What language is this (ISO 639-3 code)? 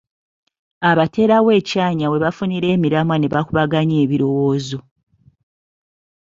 lug